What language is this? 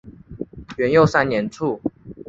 Chinese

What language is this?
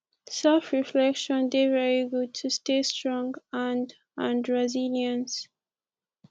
Nigerian Pidgin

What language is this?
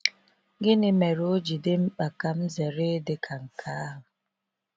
Igbo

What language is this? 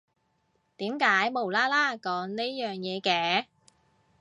Cantonese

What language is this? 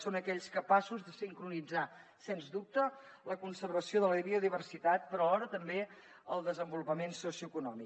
Catalan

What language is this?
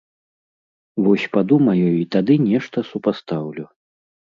Belarusian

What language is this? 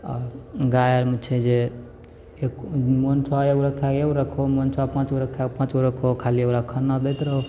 Maithili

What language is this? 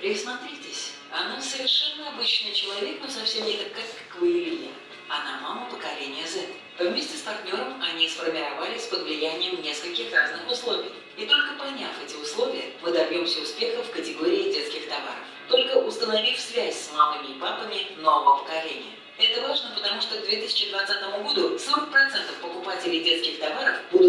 Russian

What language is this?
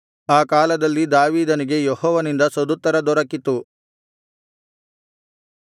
Kannada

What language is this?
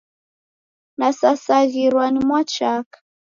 Taita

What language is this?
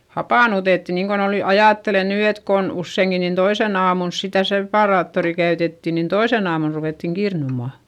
Finnish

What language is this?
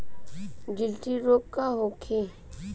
Bhojpuri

